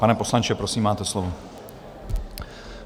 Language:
Czech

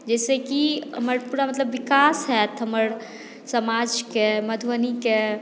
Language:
Maithili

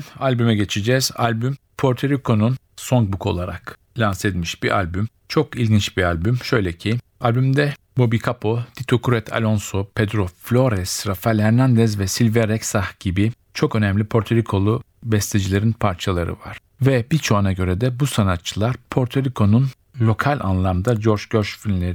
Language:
Turkish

